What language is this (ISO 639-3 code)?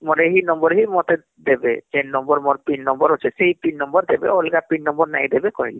ori